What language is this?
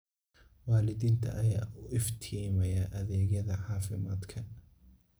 Somali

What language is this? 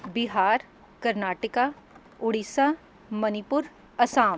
Punjabi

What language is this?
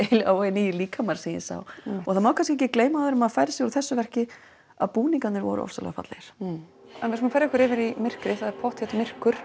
Icelandic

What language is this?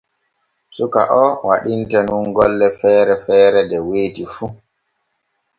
Borgu Fulfulde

